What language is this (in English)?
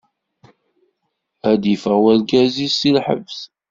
Kabyle